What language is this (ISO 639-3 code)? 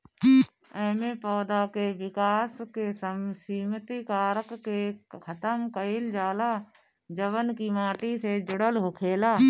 bho